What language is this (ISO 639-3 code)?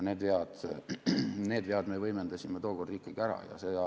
est